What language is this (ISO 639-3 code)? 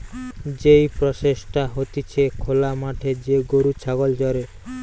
ben